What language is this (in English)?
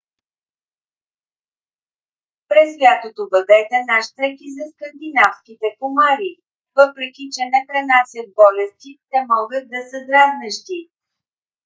Bulgarian